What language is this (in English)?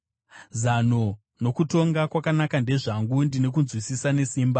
Shona